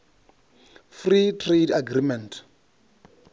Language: Venda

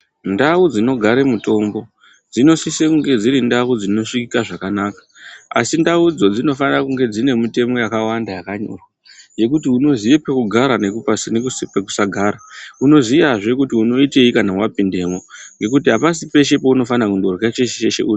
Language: Ndau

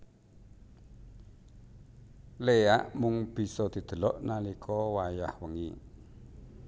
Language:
Javanese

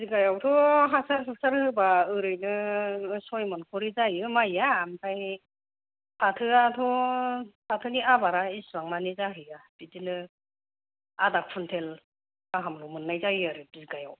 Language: Bodo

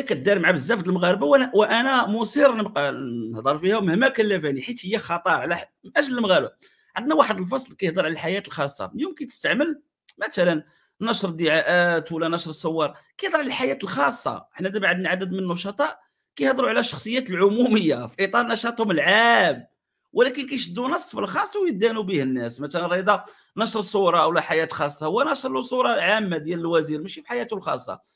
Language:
Arabic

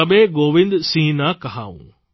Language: Gujarati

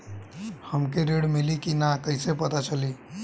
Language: Bhojpuri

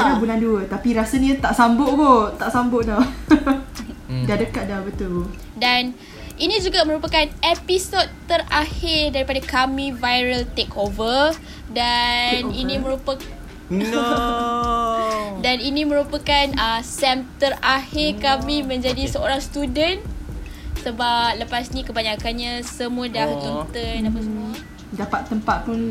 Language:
Malay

